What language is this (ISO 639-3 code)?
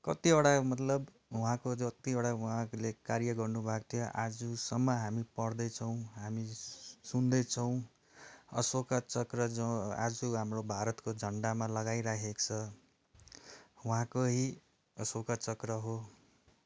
nep